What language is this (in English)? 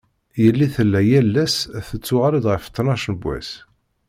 Kabyle